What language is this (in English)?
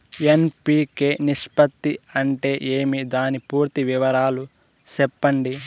Telugu